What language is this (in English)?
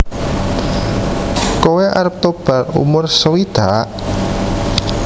Javanese